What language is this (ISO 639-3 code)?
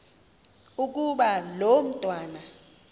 xho